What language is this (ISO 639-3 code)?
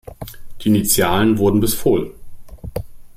deu